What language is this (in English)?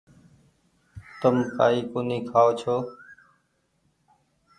Goaria